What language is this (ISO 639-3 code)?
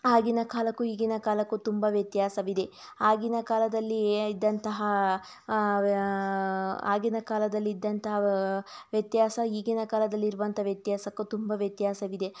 kan